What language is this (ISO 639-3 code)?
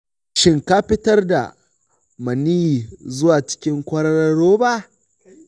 hau